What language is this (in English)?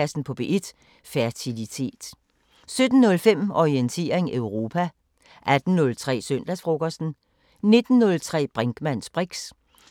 Danish